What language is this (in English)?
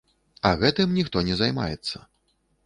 Belarusian